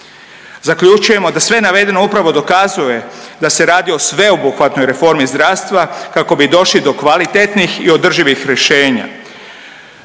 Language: Croatian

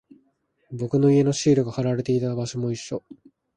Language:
Japanese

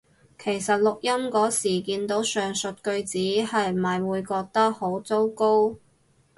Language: Cantonese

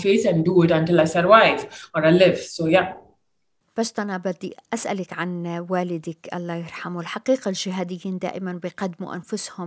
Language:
Arabic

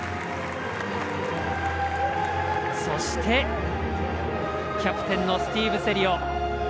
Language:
Japanese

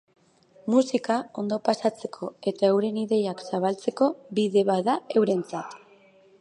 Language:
Basque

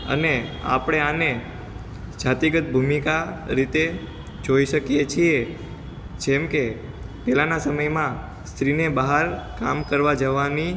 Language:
Gujarati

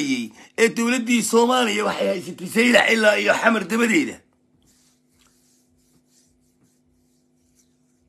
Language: Arabic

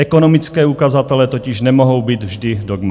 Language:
Czech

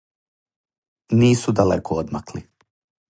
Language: Serbian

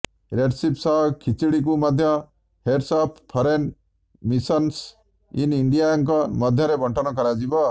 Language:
Odia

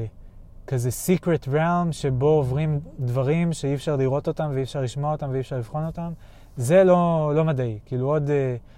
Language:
Hebrew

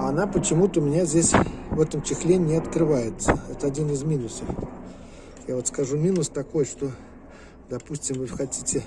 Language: Russian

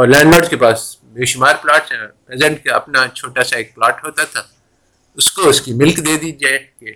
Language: Urdu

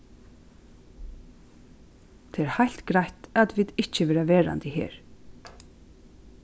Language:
Faroese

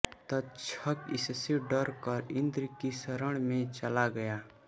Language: Hindi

